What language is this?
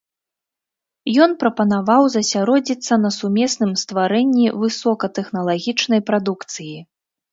Belarusian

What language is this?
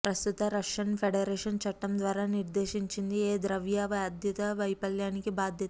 Telugu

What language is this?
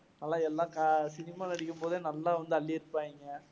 Tamil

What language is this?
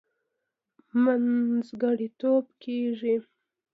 Pashto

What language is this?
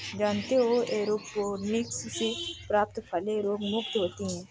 Hindi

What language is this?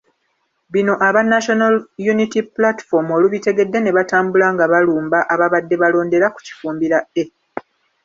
Ganda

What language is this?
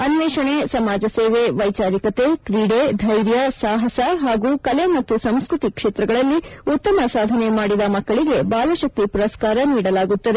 Kannada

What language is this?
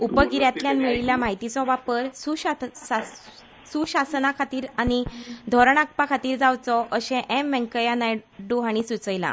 Konkani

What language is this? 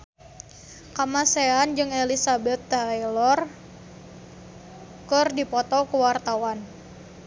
Sundanese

